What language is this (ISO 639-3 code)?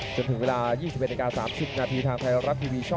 tha